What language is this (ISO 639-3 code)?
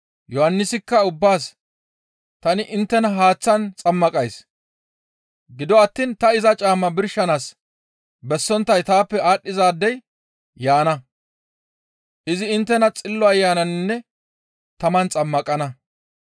gmv